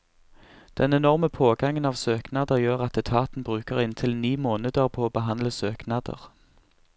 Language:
Norwegian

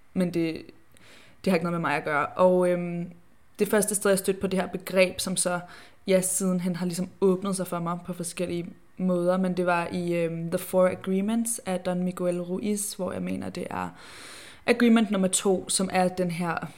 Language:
Danish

